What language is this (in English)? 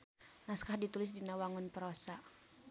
Sundanese